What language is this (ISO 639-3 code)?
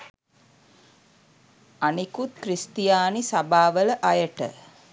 sin